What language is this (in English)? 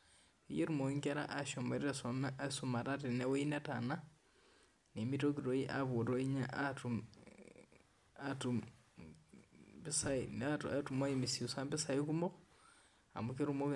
Masai